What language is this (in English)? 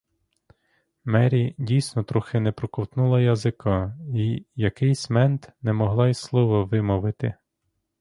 Ukrainian